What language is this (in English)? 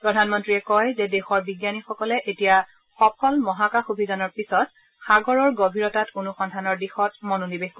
Assamese